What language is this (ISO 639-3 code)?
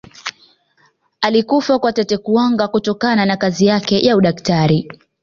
swa